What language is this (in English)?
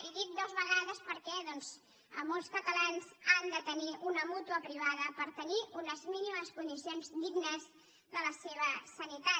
Catalan